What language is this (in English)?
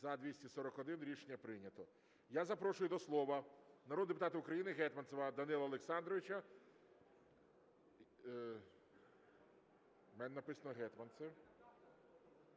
Ukrainian